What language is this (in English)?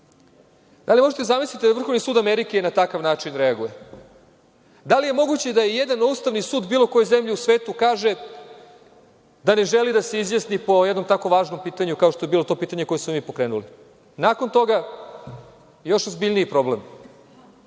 Serbian